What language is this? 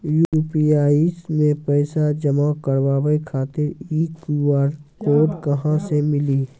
Maithili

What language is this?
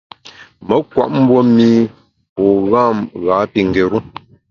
Bamun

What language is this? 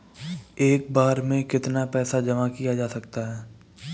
Hindi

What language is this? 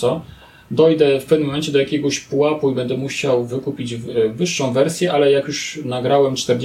Polish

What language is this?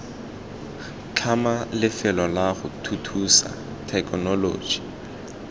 Tswana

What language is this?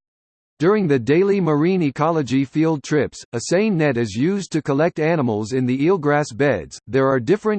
English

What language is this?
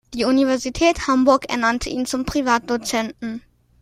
German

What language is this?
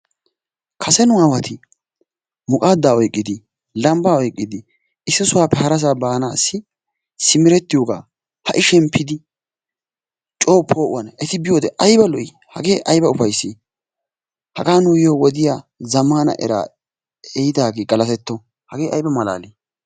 Wolaytta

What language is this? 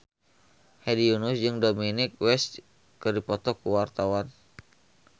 Sundanese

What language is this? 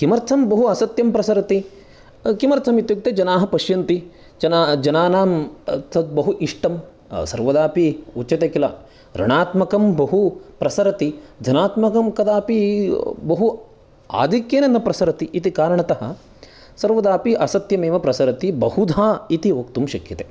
Sanskrit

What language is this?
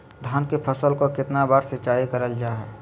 Magahi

